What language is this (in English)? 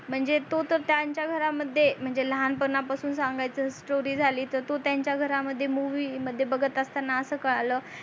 Marathi